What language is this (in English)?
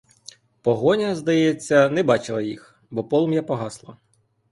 Ukrainian